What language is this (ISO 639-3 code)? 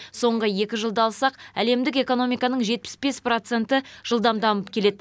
kaz